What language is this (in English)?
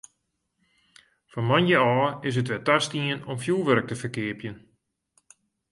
Western Frisian